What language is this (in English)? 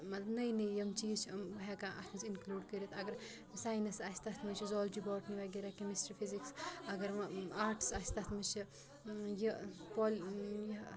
Kashmiri